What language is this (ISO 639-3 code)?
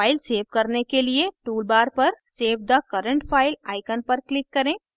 hin